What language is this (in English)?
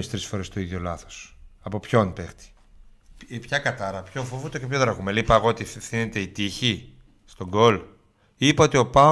Greek